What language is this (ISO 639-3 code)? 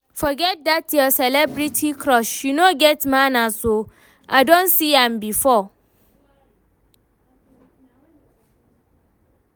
pcm